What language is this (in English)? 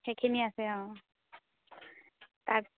Assamese